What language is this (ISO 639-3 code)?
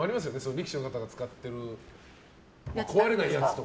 jpn